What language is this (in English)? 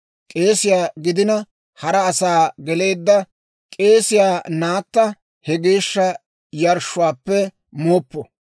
Dawro